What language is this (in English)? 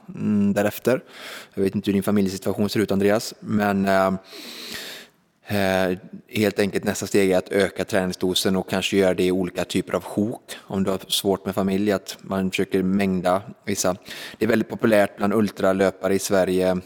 Swedish